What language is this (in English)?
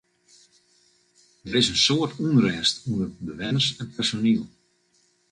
Western Frisian